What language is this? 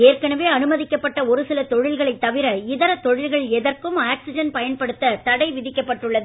Tamil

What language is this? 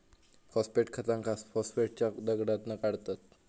Marathi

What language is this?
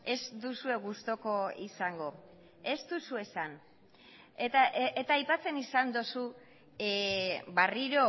Basque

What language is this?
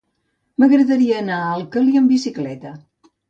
Catalan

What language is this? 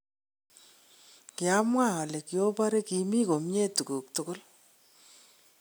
Kalenjin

